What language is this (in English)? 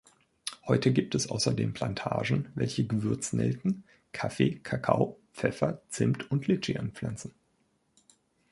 German